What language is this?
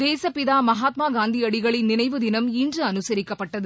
Tamil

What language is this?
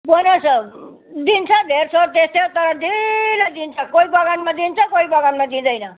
Nepali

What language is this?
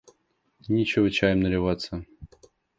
Russian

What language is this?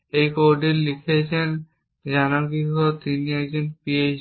Bangla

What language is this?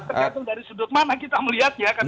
Indonesian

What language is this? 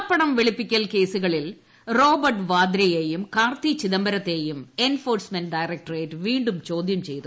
Malayalam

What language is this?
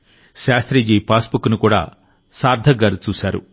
Telugu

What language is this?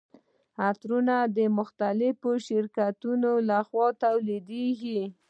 Pashto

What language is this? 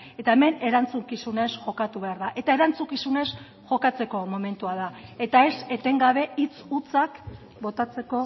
Basque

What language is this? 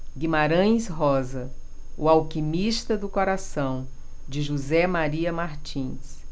Portuguese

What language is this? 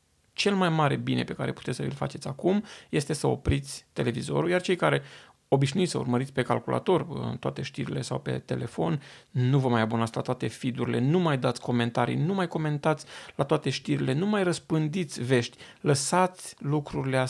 Romanian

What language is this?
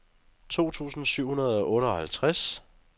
Danish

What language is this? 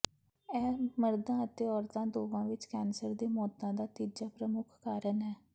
Punjabi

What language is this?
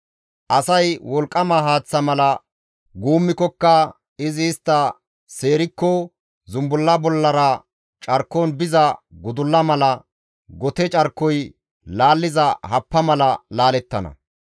Gamo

